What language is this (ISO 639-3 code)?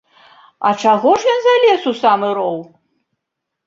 bel